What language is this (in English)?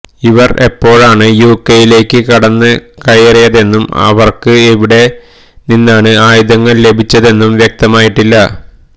Malayalam